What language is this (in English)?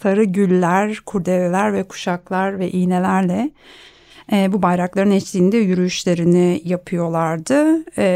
Turkish